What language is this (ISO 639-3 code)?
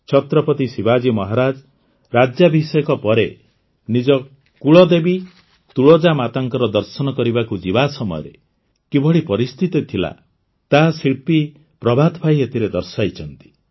ori